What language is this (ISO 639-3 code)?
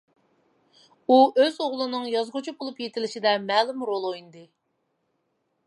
uig